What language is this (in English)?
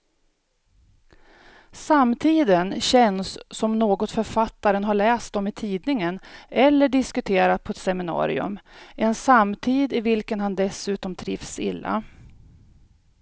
Swedish